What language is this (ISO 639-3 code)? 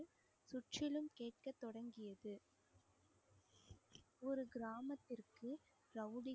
tam